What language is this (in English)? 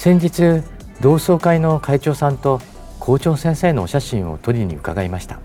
Japanese